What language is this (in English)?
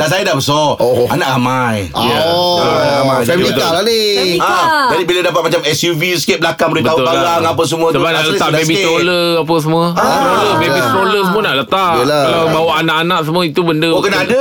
Malay